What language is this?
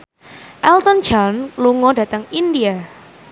Javanese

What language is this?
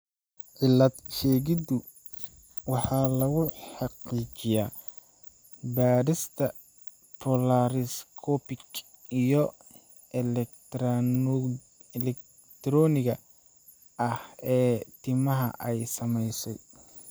Somali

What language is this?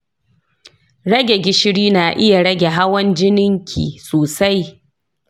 Hausa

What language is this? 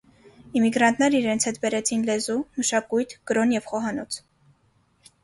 Armenian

